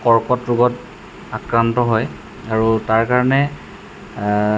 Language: Assamese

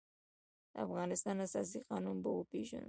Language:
Pashto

